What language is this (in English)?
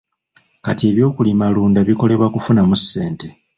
Ganda